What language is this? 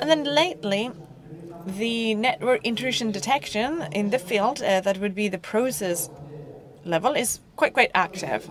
English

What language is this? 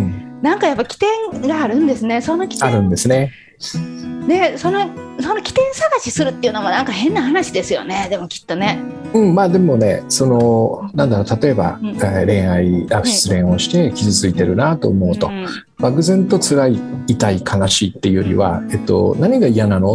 Japanese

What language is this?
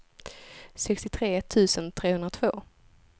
Swedish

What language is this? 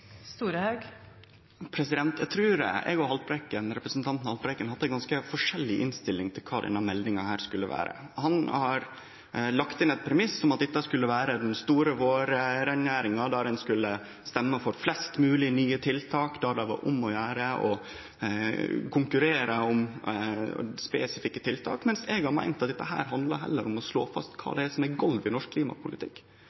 Norwegian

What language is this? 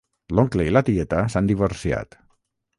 Catalan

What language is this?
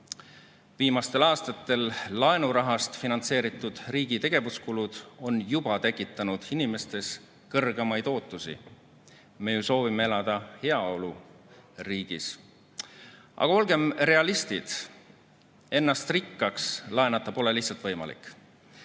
Estonian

